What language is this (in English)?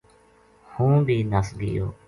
Gujari